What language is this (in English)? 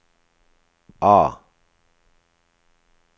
Norwegian